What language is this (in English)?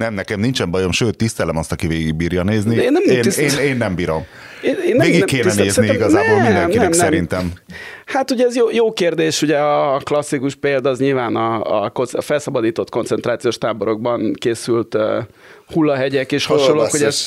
Hungarian